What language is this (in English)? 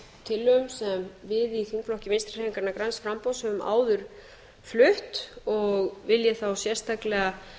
Icelandic